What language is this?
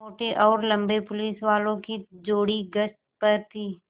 Hindi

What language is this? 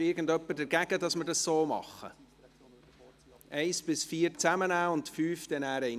Swiss German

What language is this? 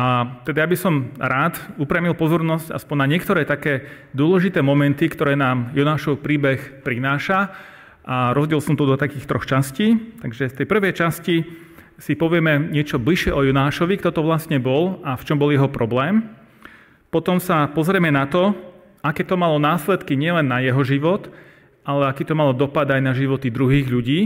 Slovak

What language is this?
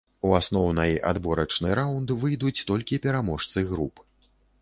Belarusian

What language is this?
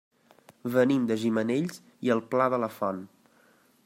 Catalan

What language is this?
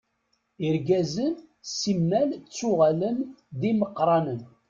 Kabyle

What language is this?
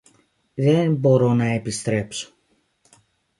Greek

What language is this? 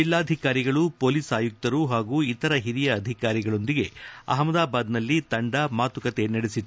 Kannada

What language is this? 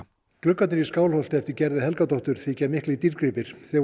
Icelandic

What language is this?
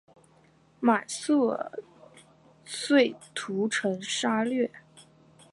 Chinese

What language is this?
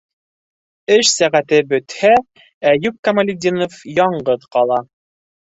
Bashkir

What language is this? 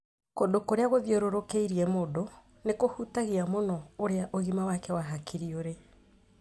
Kikuyu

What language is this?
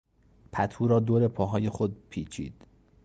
Persian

